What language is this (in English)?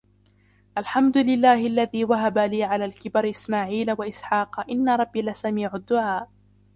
Arabic